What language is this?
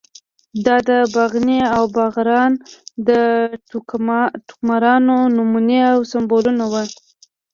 Pashto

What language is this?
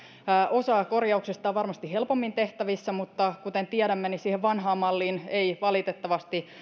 Finnish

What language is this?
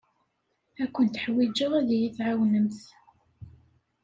Kabyle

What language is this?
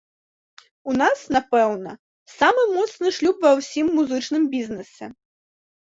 Belarusian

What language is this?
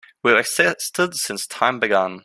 English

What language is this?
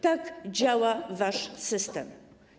Polish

